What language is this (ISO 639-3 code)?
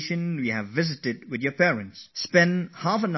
eng